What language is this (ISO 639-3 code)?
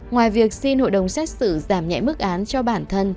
vie